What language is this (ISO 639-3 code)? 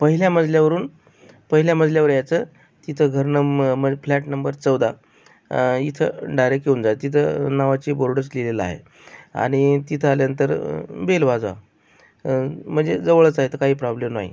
mar